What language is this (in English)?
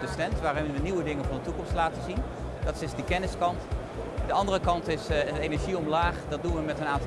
Dutch